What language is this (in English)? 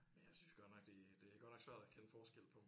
Danish